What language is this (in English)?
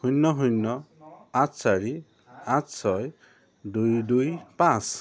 Assamese